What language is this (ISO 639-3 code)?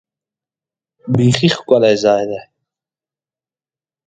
pus